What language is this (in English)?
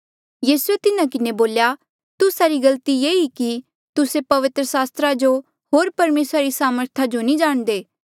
Mandeali